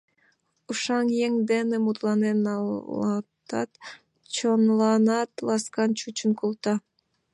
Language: Mari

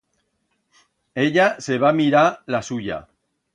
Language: Aragonese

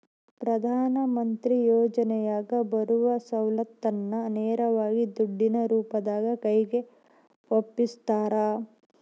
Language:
Kannada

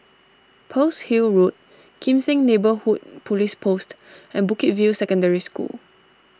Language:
English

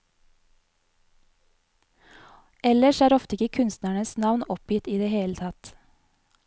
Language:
Norwegian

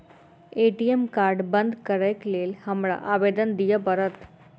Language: Maithili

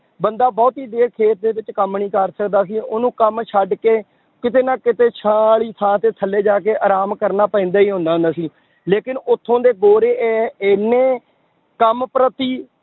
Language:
Punjabi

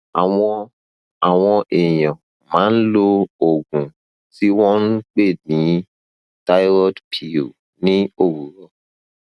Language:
Yoruba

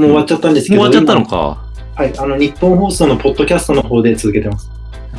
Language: Japanese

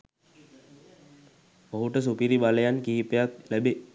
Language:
Sinhala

